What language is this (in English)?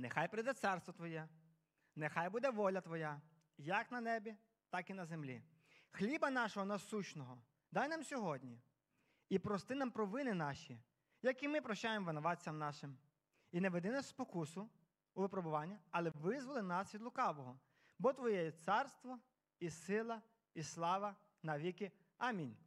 Ukrainian